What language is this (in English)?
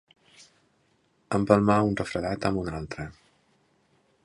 Catalan